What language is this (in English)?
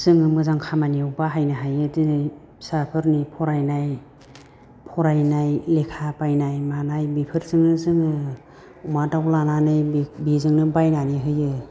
Bodo